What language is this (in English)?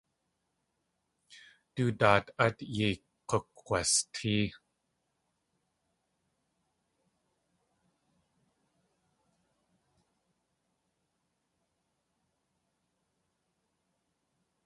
Tlingit